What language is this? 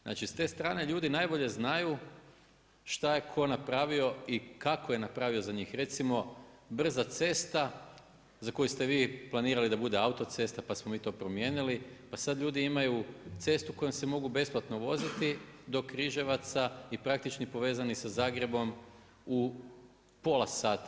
Croatian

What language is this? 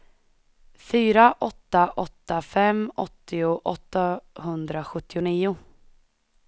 Swedish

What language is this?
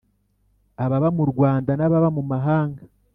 Kinyarwanda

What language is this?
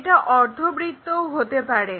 Bangla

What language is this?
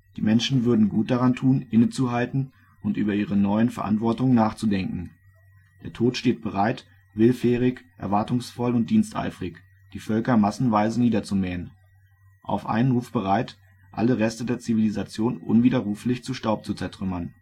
German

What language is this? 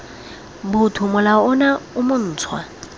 Tswana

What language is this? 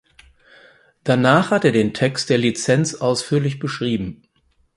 German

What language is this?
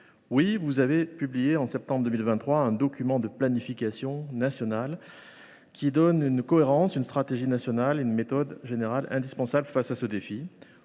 French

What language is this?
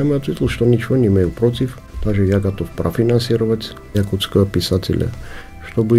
Russian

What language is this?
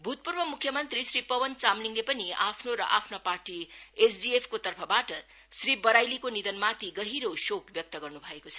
Nepali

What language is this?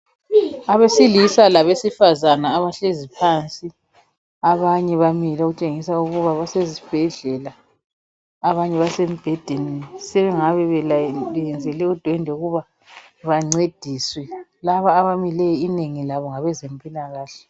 North Ndebele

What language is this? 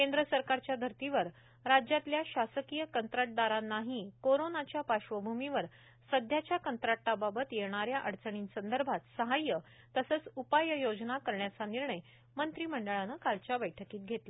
Marathi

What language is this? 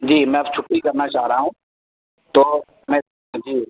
Urdu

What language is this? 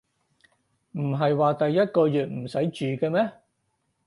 Cantonese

